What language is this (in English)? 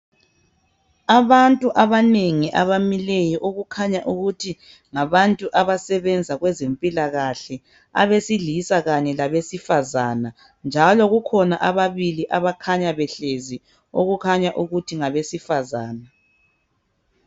North Ndebele